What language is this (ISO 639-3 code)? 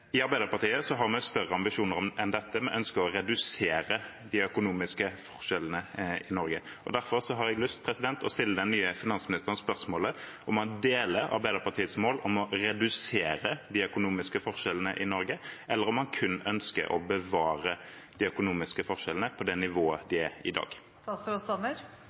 nob